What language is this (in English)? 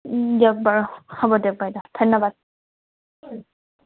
Assamese